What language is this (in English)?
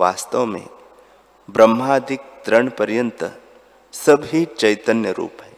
Hindi